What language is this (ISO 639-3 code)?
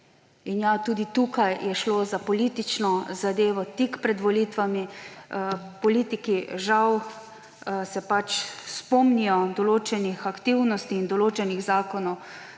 slv